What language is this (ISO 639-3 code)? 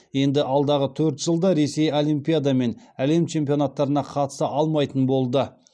kaz